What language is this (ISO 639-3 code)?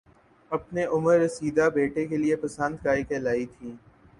urd